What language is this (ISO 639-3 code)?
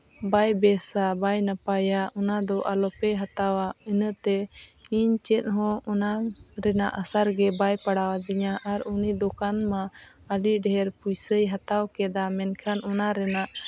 sat